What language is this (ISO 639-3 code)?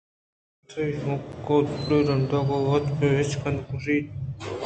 bgp